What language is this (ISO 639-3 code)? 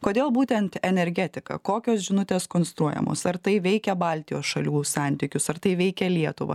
lit